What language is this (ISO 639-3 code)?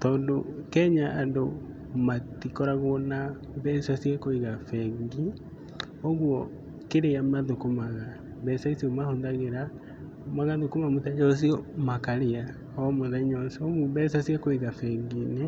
kik